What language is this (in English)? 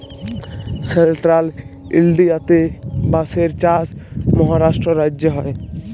Bangla